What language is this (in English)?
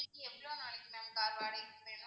Tamil